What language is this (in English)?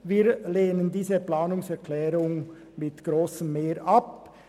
Swiss German